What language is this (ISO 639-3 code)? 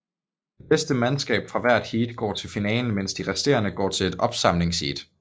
dan